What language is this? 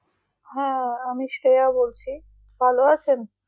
Bangla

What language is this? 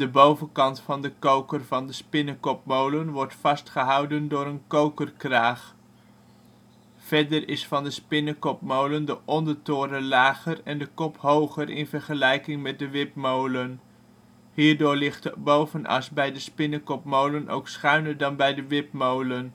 Dutch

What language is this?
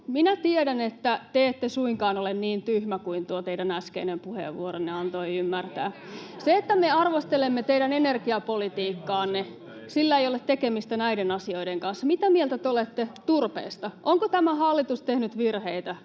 Finnish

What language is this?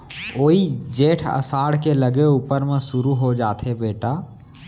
Chhattisgarhi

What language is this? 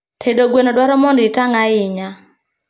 Luo (Kenya and Tanzania)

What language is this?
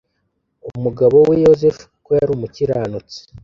Kinyarwanda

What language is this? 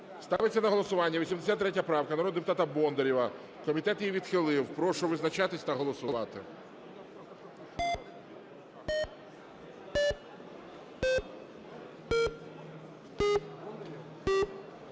Ukrainian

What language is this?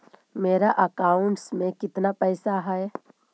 Magahi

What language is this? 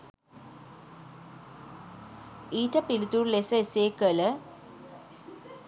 Sinhala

